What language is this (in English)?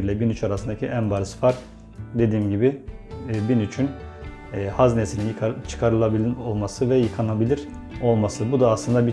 Turkish